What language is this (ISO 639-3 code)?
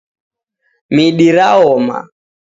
dav